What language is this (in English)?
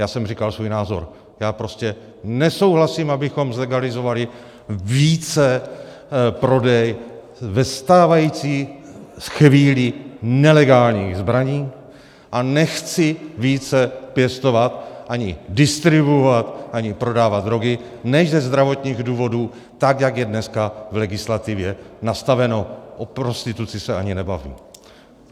Czech